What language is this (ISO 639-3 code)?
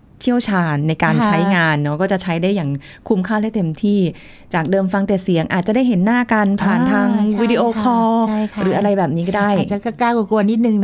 tha